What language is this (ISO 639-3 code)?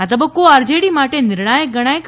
guj